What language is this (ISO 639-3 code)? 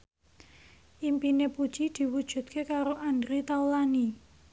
jav